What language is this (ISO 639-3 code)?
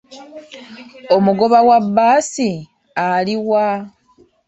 lug